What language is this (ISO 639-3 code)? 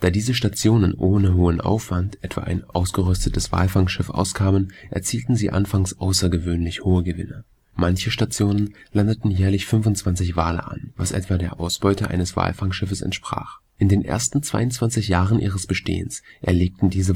deu